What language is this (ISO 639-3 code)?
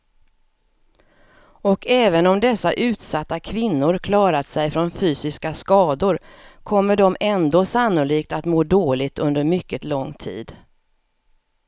swe